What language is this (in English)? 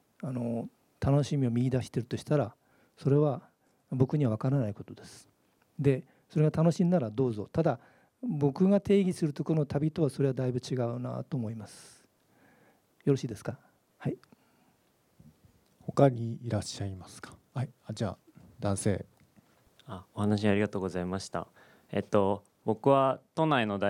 Japanese